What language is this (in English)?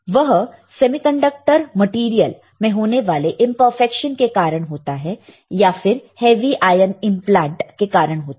Hindi